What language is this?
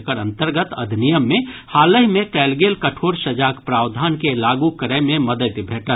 Maithili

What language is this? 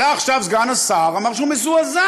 Hebrew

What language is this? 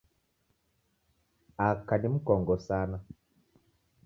Taita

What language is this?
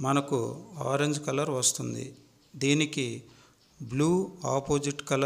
Hindi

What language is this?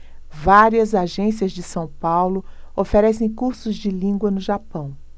Portuguese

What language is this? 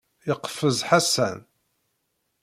Kabyle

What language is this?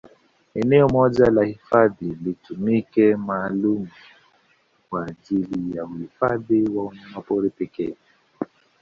Swahili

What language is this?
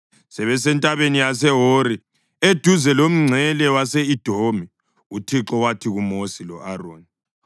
North Ndebele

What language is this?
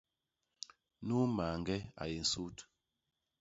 Basaa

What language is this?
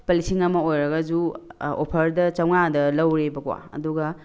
Manipuri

